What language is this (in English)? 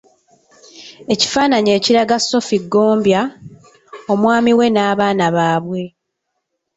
Ganda